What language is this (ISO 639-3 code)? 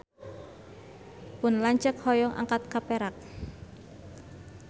sun